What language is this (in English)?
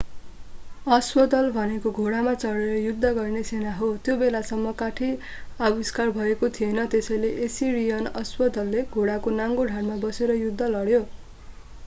Nepali